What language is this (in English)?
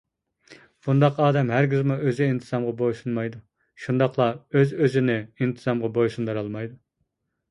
Uyghur